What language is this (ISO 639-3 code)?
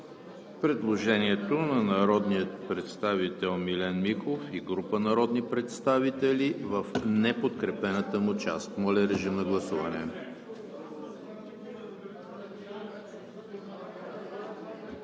bul